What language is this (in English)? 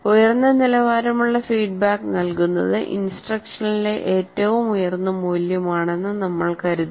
Malayalam